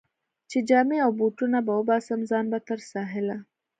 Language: Pashto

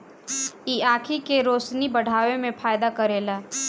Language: Bhojpuri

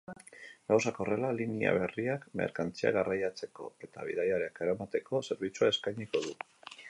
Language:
Basque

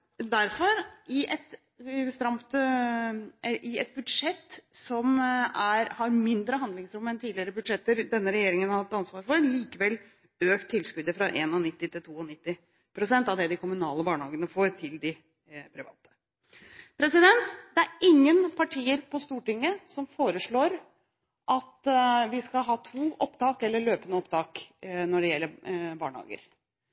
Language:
Norwegian Bokmål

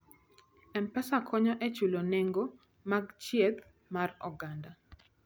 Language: Luo (Kenya and Tanzania)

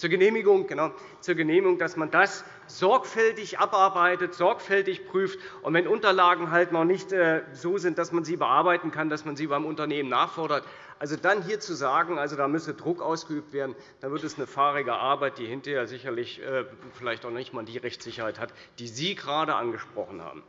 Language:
German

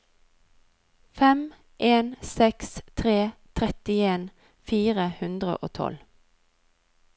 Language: Norwegian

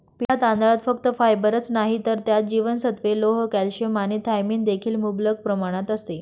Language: Marathi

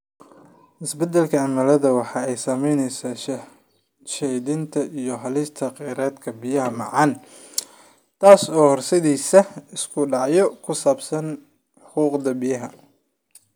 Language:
Somali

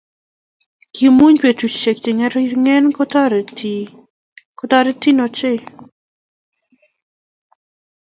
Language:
Kalenjin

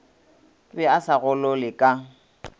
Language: Northern Sotho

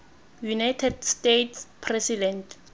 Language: Tswana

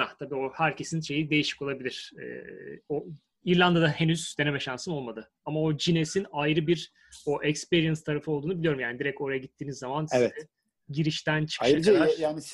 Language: Turkish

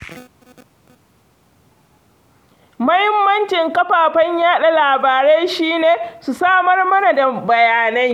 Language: Hausa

